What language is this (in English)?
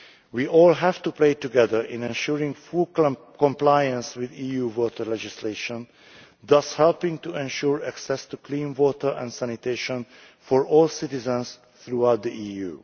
English